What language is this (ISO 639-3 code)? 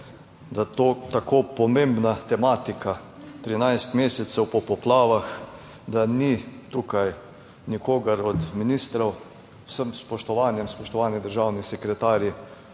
slv